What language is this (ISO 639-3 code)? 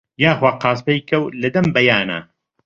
ckb